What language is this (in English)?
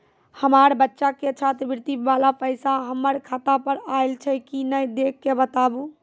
Maithili